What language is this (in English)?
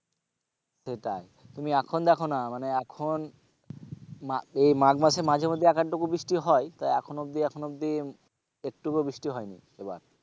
Bangla